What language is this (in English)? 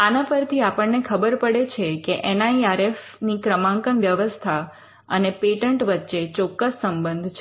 Gujarati